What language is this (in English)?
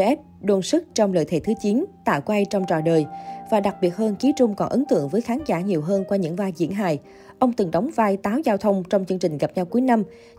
Vietnamese